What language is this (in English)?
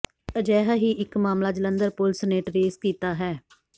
Punjabi